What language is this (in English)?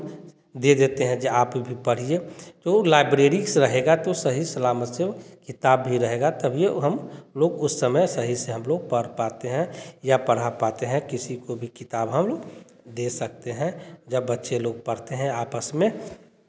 Hindi